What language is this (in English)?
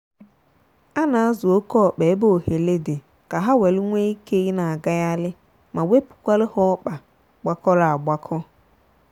Igbo